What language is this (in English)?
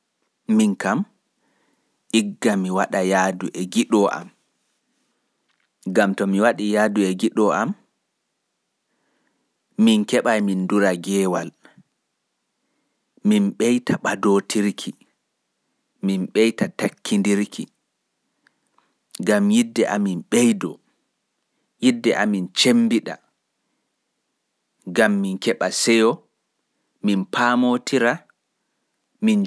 Pular